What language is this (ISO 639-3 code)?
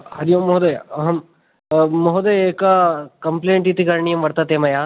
san